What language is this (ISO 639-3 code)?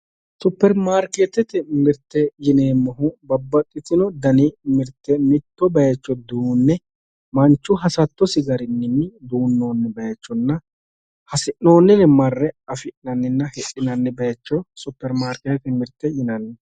sid